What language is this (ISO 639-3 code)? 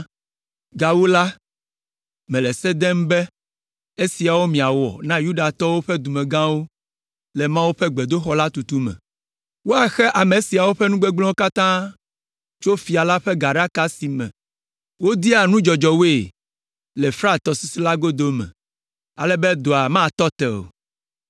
ewe